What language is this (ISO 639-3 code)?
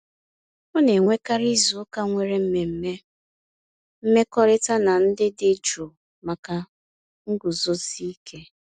ibo